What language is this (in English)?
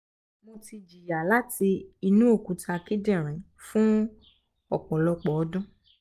Yoruba